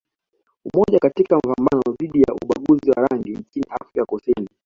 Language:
Swahili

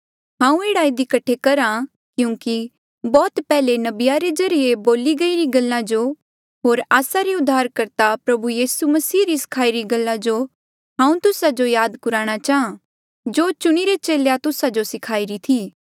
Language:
Mandeali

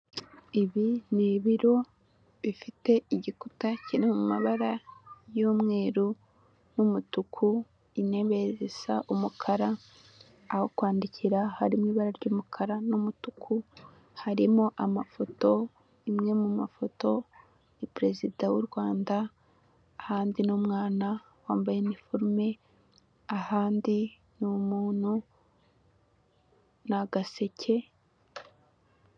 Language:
Kinyarwanda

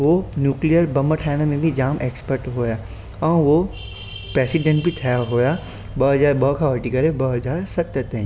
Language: Sindhi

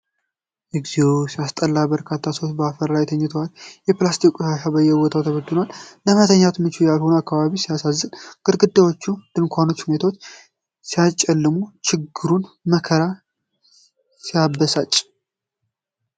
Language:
Amharic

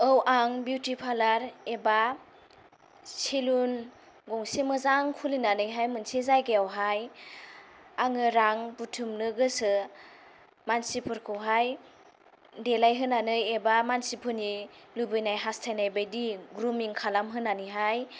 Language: Bodo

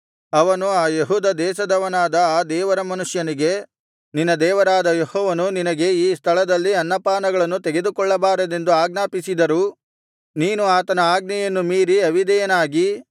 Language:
Kannada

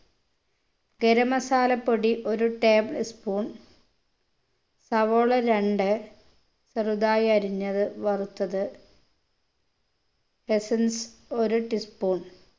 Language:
Malayalam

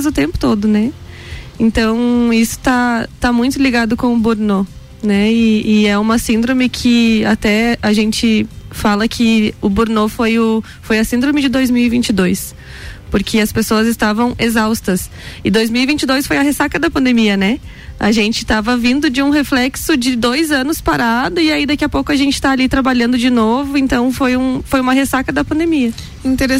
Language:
Portuguese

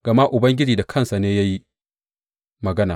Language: Hausa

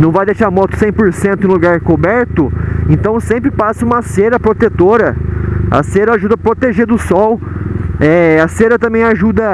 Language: Portuguese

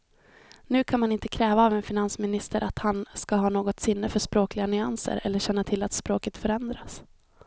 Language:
Swedish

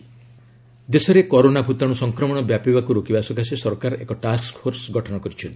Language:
Odia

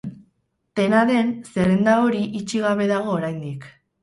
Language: Basque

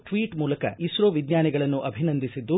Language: Kannada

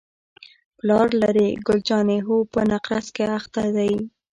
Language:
Pashto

